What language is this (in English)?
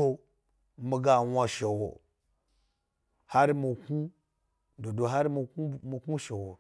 Gbari